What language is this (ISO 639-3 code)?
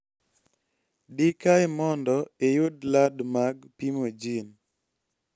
luo